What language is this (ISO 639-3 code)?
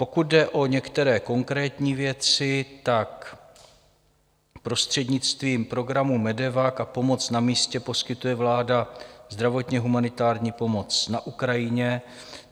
ces